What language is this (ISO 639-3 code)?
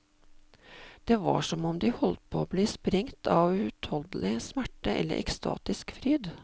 nor